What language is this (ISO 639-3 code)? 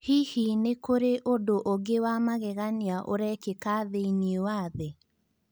kik